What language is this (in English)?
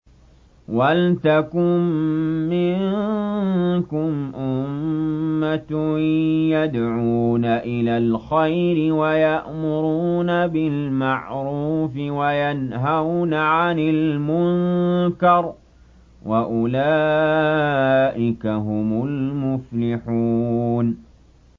Arabic